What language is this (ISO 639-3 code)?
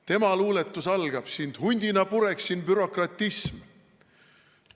est